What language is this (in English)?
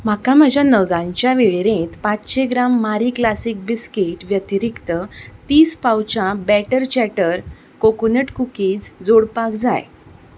Konkani